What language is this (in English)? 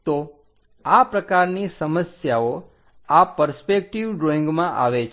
Gujarati